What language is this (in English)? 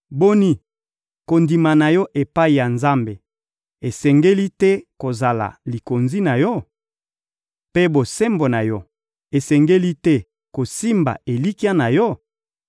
Lingala